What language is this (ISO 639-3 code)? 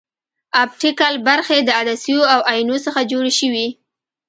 pus